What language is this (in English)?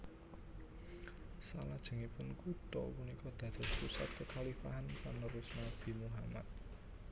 Javanese